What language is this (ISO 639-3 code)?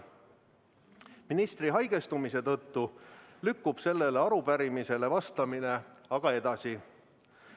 est